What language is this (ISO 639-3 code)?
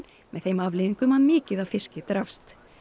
isl